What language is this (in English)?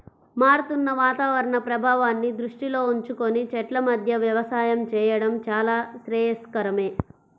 Telugu